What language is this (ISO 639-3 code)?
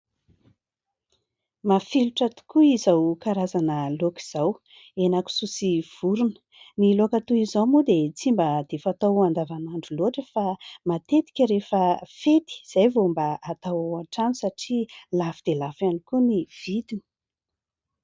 mlg